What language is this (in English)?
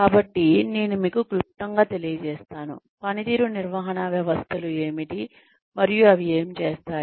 Telugu